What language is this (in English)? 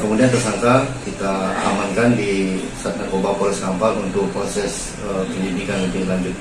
Indonesian